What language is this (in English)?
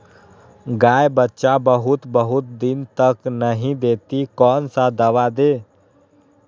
Magahi